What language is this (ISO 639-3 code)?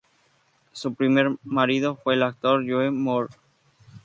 spa